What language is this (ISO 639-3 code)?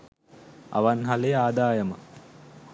sin